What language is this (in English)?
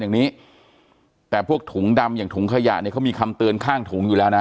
Thai